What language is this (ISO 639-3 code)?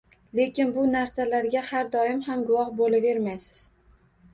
uzb